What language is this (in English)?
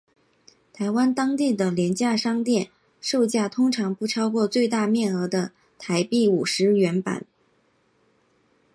Chinese